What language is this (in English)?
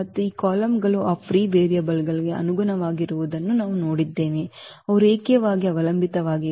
Kannada